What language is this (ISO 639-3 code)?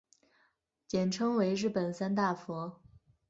zho